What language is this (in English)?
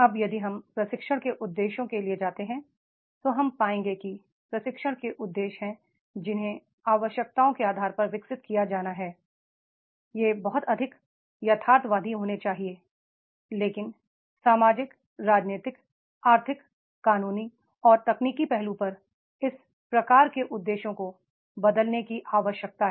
Hindi